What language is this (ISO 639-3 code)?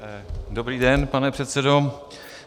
ces